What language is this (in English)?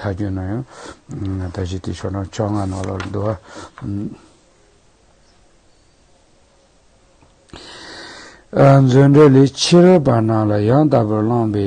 Turkish